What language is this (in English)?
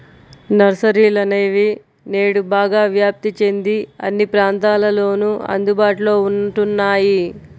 Telugu